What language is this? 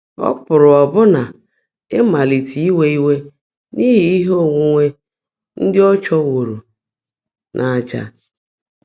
Igbo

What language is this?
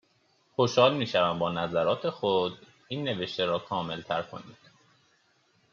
Persian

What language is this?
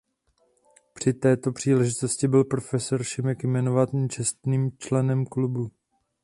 Czech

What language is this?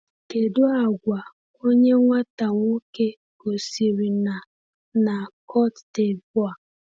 Igbo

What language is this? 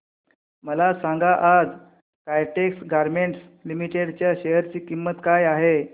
Marathi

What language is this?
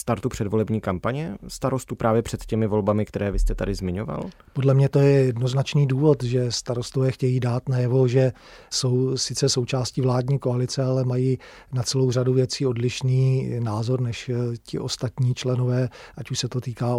Czech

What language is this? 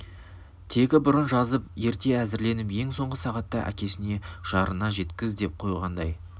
Kazakh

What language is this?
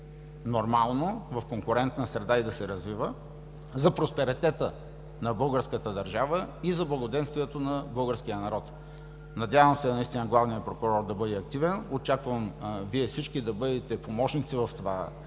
Bulgarian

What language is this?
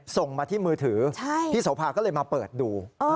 Thai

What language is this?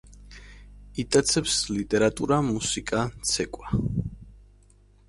Georgian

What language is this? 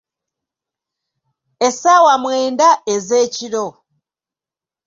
Ganda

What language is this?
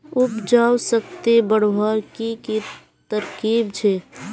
Magahi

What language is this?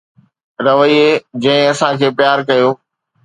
Sindhi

